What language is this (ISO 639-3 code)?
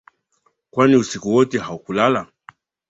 swa